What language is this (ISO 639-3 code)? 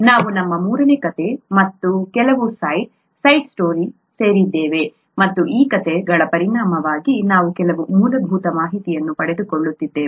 kan